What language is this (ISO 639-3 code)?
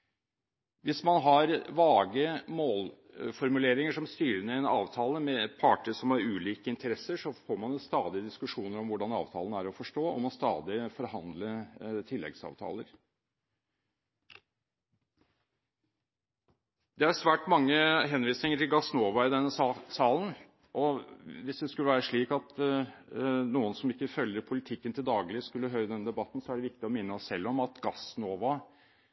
nob